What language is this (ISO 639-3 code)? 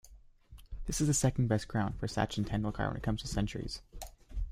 eng